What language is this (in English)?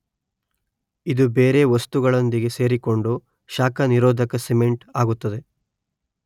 Kannada